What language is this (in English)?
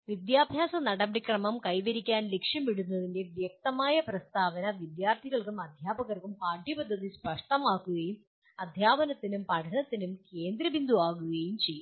Malayalam